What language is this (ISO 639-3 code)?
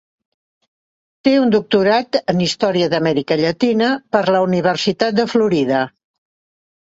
cat